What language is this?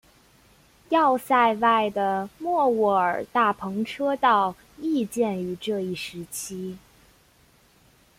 Chinese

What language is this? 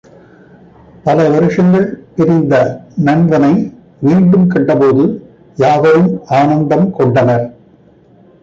Tamil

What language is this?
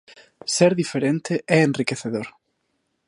Galician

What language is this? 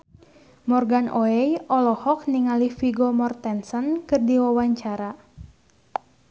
Sundanese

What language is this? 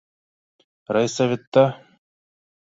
Bashkir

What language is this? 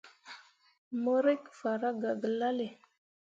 Mundang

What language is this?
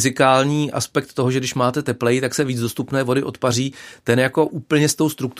Czech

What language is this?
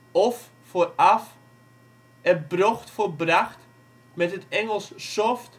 Dutch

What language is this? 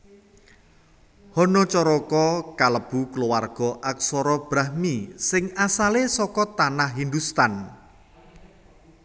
Javanese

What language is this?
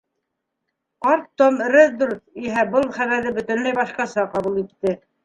Bashkir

